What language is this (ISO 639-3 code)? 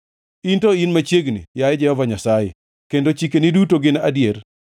luo